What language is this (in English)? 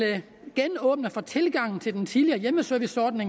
Danish